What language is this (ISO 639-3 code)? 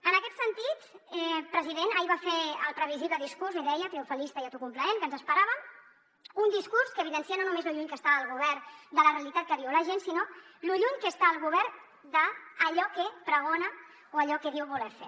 cat